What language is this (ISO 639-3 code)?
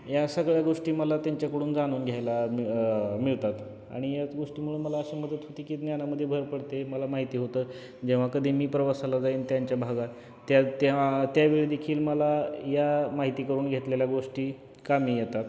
mar